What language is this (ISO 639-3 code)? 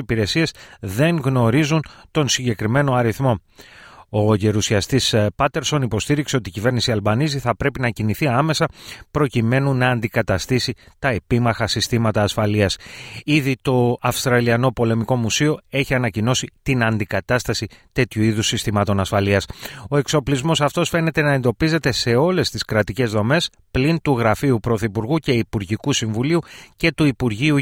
ell